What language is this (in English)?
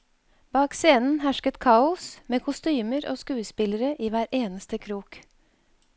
Norwegian